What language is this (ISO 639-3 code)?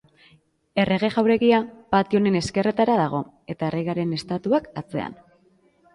eus